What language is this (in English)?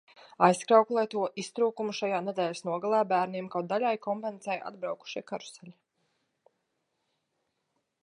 Latvian